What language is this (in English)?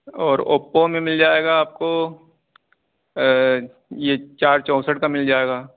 Urdu